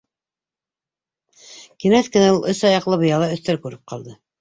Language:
Bashkir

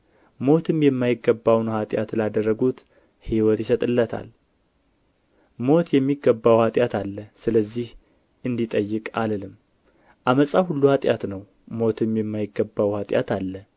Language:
Amharic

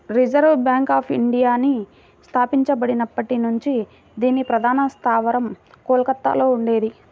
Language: Telugu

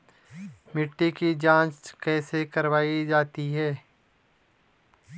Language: Hindi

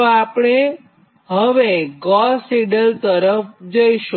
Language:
Gujarati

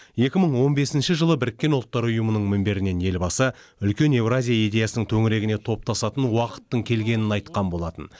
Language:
Kazakh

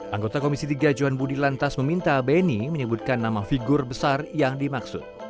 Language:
Indonesian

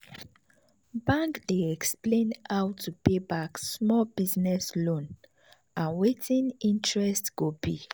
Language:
Nigerian Pidgin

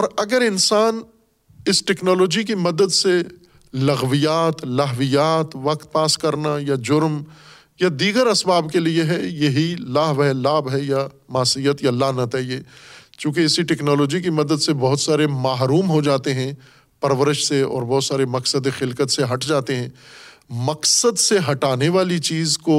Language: Urdu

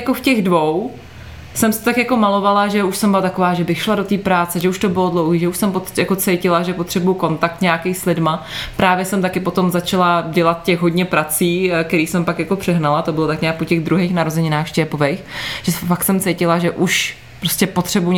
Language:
Czech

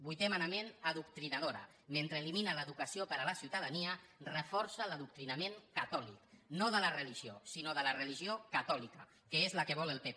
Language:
Catalan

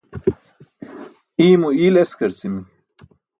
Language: Burushaski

